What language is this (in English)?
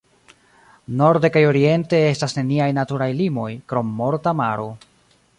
Esperanto